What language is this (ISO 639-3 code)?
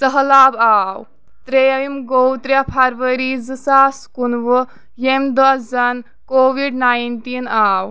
kas